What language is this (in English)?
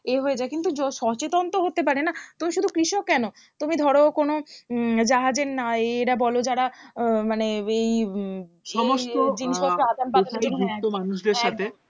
Bangla